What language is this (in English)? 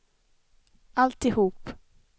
Swedish